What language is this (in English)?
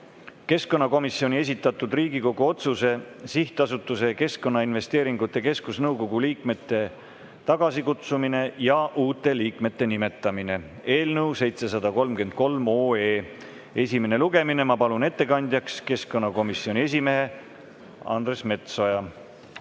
Estonian